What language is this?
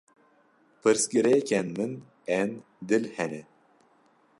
Kurdish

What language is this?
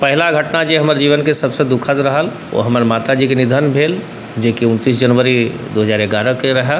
Maithili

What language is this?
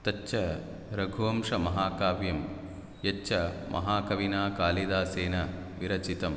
Sanskrit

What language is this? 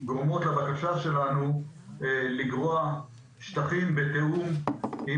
Hebrew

